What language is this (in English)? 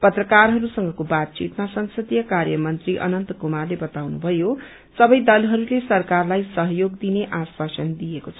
Nepali